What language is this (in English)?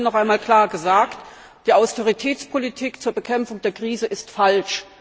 German